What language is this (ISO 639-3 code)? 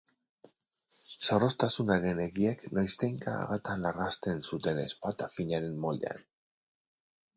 eus